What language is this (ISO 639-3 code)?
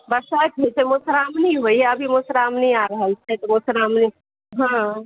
mai